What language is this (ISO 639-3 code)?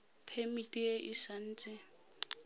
tsn